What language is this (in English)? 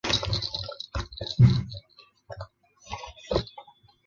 Chinese